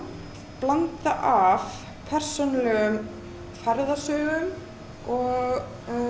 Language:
Icelandic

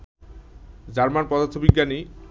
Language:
Bangla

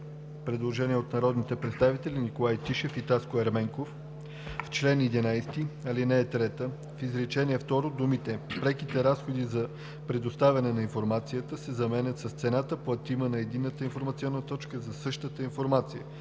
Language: Bulgarian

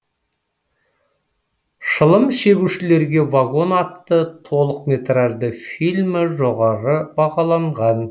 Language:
Kazakh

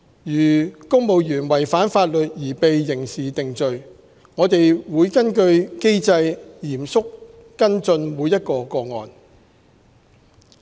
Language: Cantonese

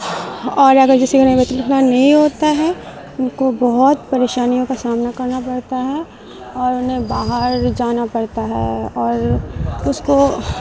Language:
Urdu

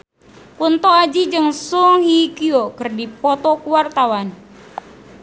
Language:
Sundanese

